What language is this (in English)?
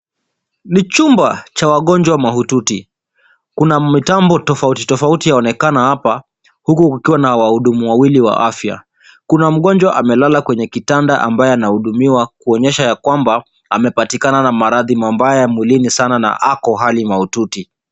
Swahili